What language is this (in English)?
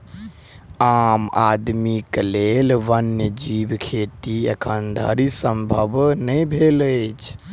Maithili